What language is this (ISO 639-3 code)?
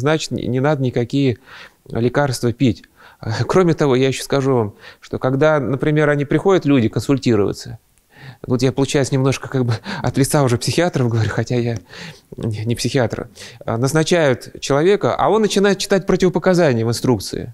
rus